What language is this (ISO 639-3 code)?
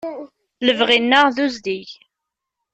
kab